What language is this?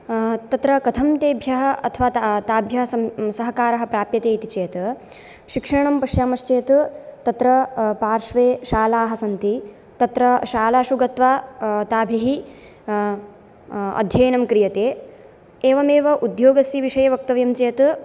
Sanskrit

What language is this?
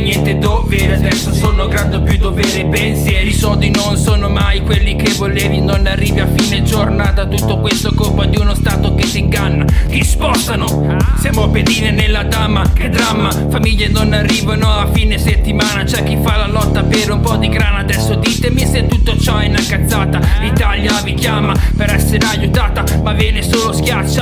Italian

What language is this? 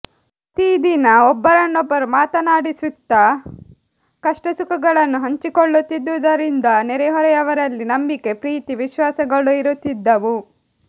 Kannada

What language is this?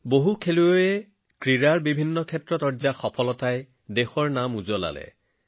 Assamese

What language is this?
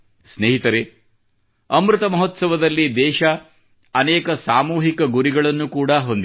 Kannada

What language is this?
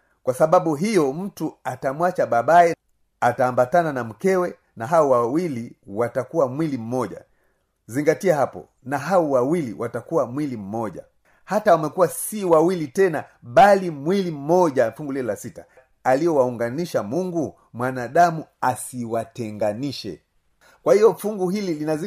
Swahili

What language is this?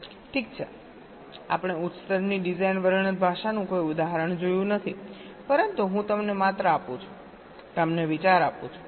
Gujarati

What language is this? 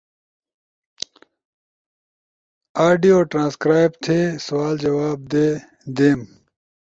Ushojo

